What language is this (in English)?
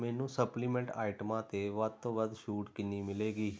Punjabi